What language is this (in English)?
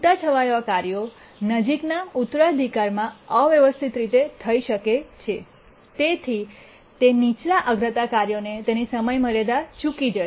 Gujarati